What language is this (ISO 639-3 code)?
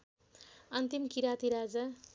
nep